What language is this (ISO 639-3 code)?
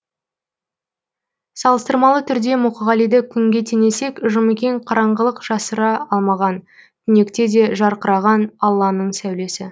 kaz